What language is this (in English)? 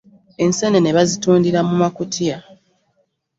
Ganda